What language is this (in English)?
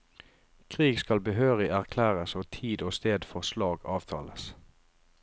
Norwegian